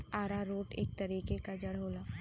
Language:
Bhojpuri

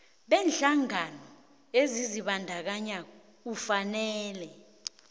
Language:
South Ndebele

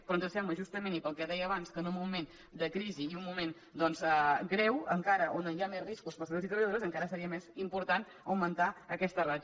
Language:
Catalan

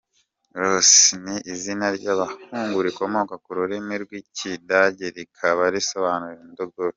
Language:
Kinyarwanda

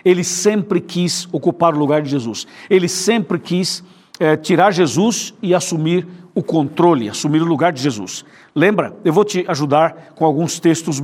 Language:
Portuguese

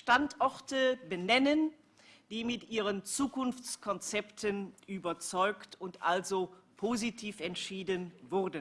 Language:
German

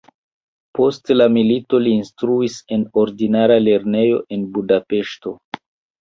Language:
Esperanto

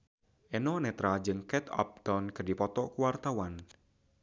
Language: Sundanese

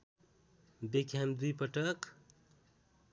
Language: Nepali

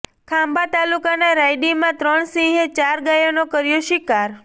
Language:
Gujarati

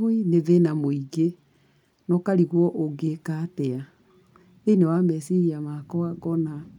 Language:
Kikuyu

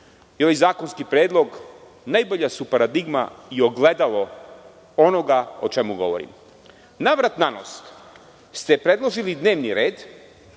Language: Serbian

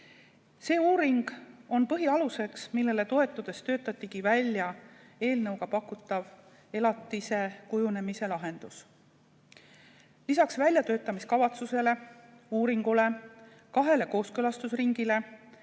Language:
Estonian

